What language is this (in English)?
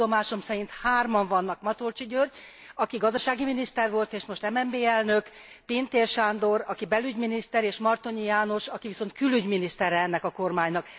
Hungarian